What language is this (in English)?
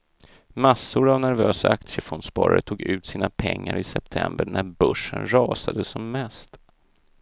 Swedish